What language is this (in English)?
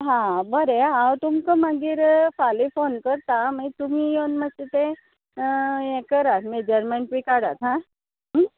Konkani